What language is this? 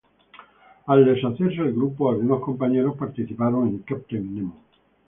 Spanish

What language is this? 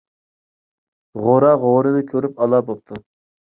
Uyghur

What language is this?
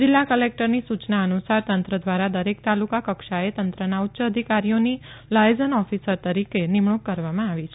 Gujarati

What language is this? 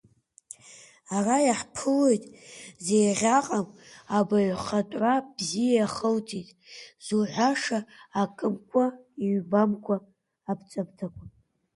Abkhazian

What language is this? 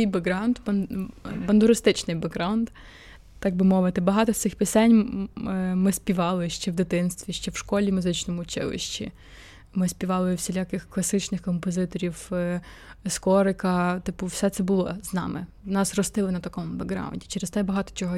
Ukrainian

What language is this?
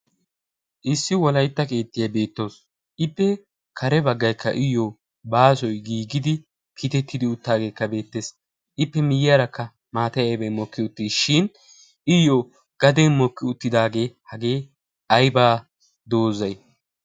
Wolaytta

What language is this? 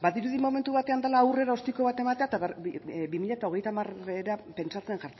Basque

